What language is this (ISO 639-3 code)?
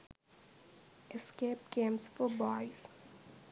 sin